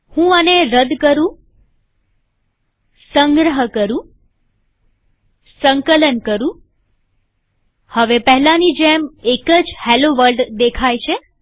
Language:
Gujarati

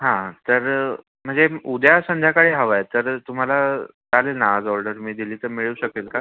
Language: Marathi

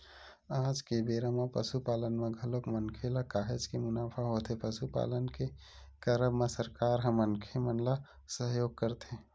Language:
Chhattisgarhi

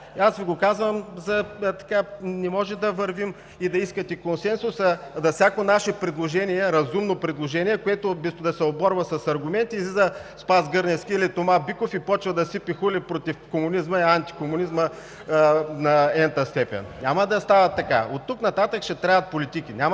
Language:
Bulgarian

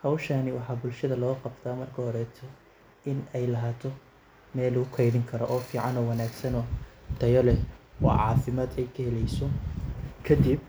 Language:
Somali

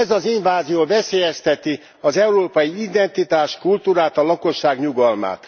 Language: Hungarian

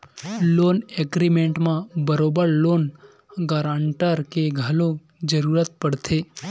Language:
Chhattisgarhi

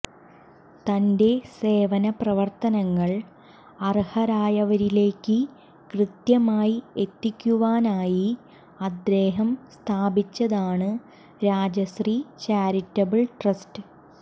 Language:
Malayalam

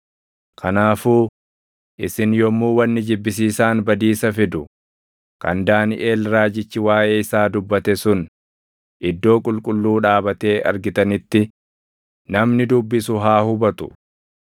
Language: Oromo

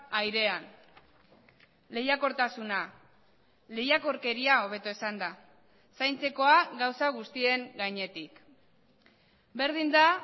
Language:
Basque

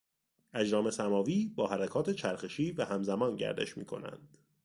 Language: Persian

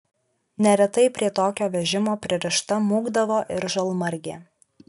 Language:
Lithuanian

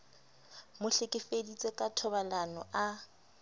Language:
Southern Sotho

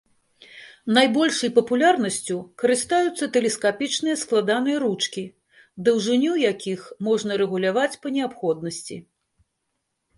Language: Belarusian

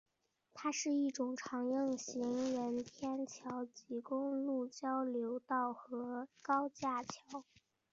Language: Chinese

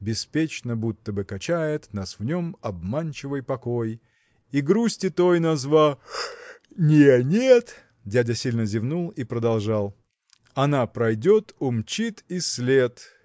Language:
Russian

